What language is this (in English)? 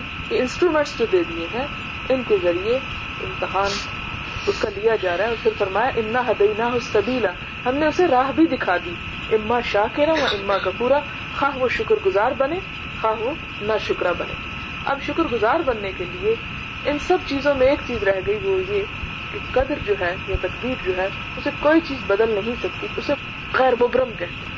Urdu